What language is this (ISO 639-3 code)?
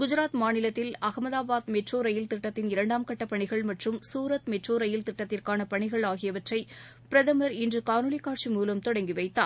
tam